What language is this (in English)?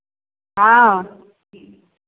Maithili